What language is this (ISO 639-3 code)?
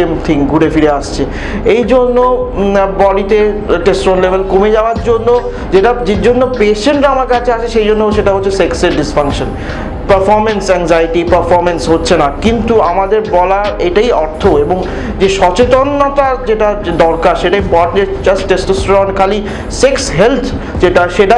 ben